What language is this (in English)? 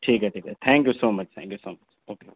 Urdu